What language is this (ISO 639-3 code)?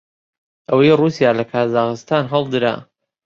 ckb